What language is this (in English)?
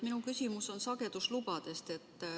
Estonian